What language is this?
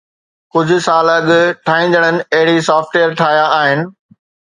Sindhi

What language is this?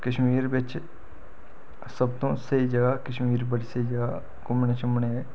Dogri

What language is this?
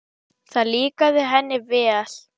Icelandic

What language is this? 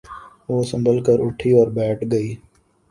Urdu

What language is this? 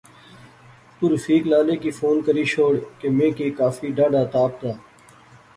Pahari-Potwari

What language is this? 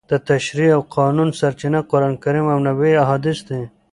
Pashto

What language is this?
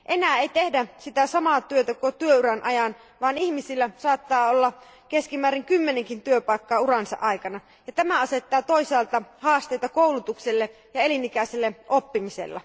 Finnish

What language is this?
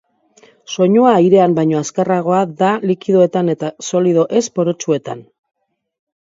Basque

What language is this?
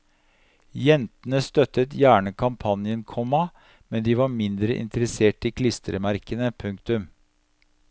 Norwegian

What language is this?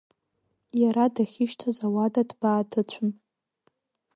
Abkhazian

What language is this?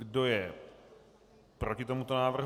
Czech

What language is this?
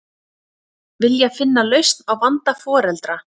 Icelandic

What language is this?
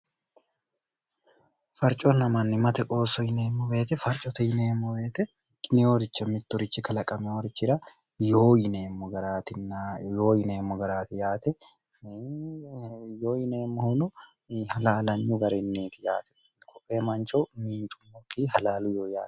Sidamo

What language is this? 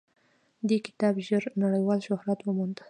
Pashto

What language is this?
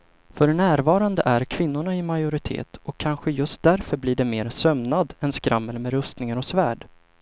Swedish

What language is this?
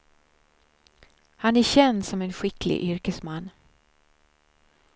Swedish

